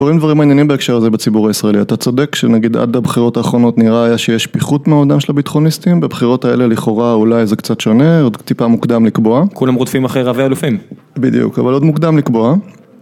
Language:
Hebrew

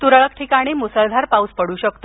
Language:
Marathi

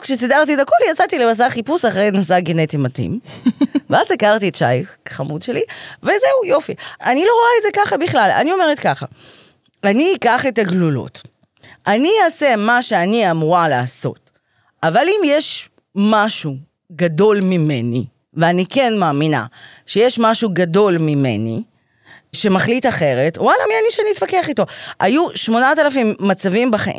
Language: Hebrew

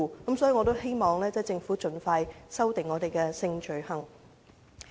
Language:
Cantonese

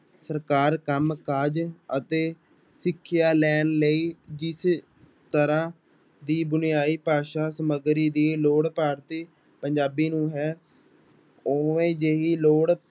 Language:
Punjabi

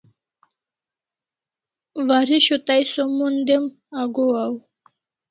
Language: Kalasha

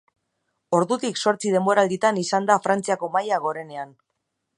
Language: Basque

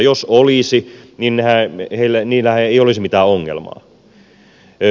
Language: Finnish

